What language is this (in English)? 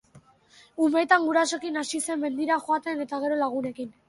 Basque